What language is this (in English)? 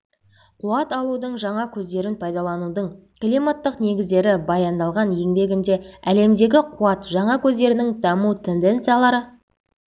Kazakh